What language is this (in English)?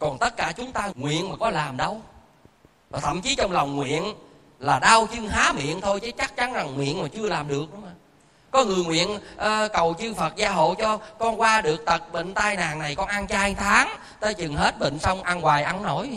Vietnamese